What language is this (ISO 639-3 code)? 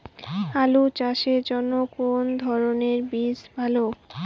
ben